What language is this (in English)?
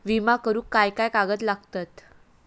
Marathi